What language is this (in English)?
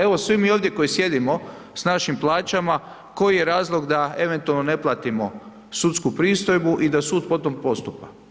Croatian